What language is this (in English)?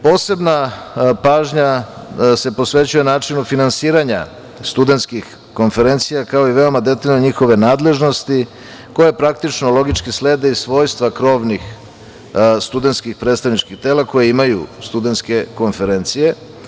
Serbian